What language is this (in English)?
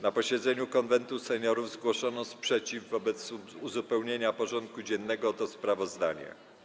Polish